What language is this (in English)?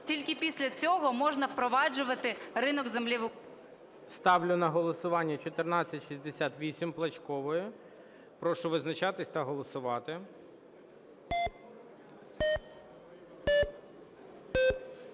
Ukrainian